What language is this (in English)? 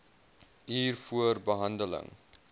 Afrikaans